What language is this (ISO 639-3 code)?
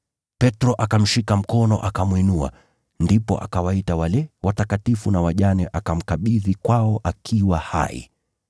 swa